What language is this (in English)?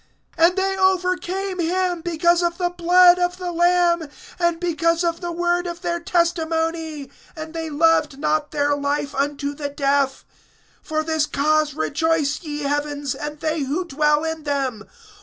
English